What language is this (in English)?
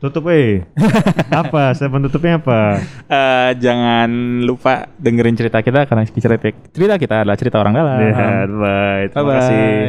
Indonesian